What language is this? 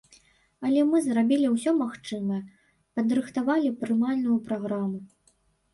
Belarusian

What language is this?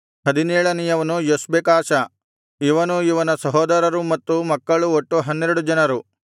Kannada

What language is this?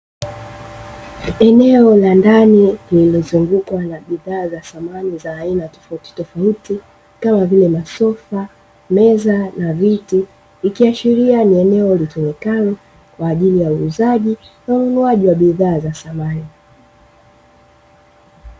Swahili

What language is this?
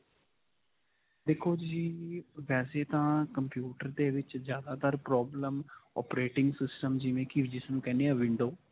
Punjabi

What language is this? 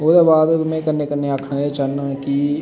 Dogri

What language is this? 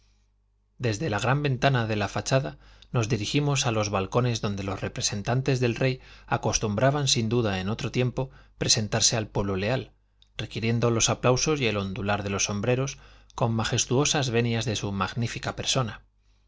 Spanish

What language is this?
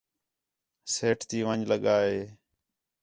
Khetrani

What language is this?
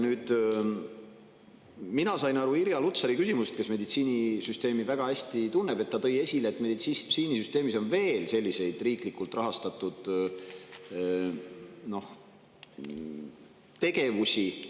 Estonian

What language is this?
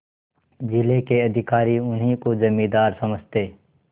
Hindi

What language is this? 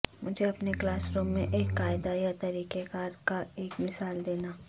Urdu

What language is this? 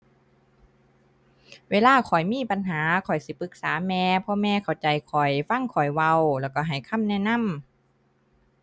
Thai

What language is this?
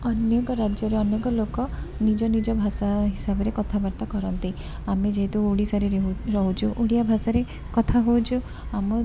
Odia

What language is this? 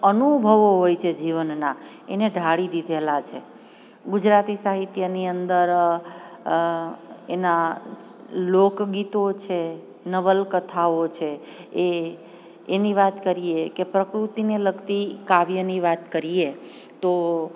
Gujarati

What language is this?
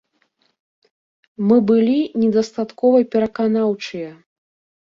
Belarusian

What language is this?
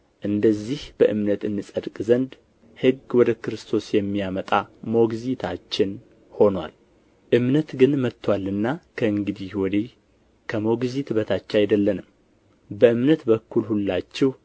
Amharic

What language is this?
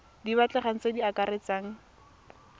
Tswana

